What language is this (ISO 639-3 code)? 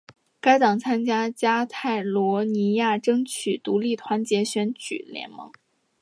zho